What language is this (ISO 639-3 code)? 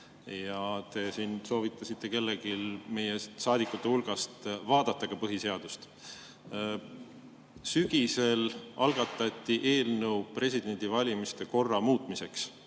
est